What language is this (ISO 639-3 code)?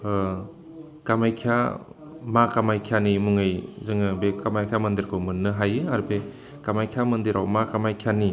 brx